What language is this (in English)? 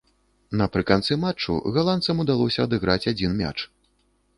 Belarusian